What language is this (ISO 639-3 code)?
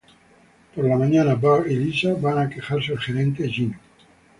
spa